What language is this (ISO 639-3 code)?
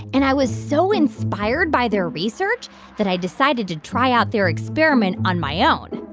eng